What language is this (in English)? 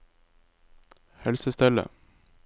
Norwegian